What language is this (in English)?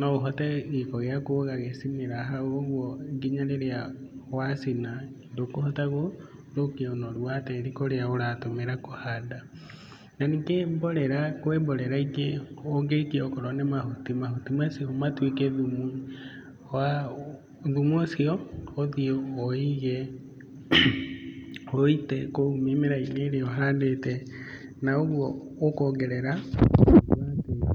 Kikuyu